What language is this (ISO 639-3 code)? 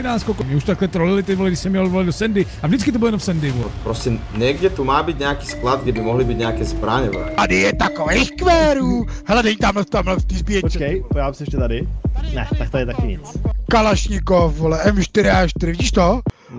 ces